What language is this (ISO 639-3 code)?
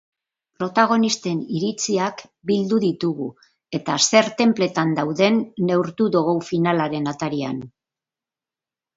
eus